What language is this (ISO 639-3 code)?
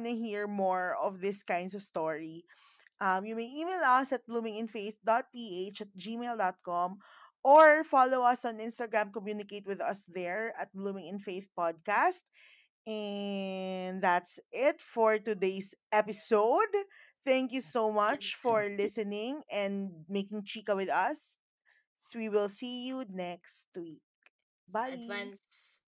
fil